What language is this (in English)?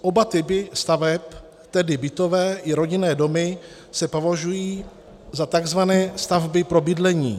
Czech